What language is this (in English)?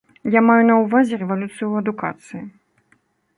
Belarusian